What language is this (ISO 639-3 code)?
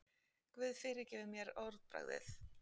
isl